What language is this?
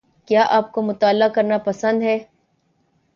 Urdu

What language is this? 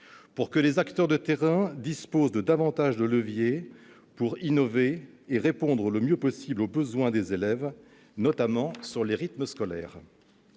French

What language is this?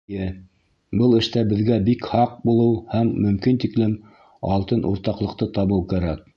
Bashkir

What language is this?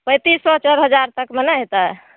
Maithili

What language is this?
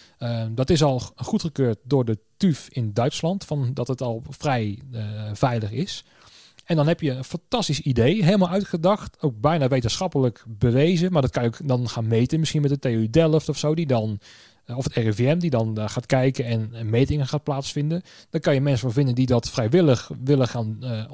Dutch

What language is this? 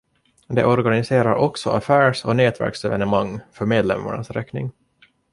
Swedish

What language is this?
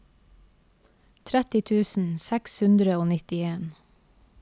Norwegian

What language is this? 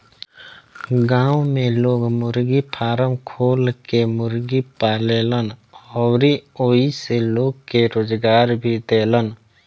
Bhojpuri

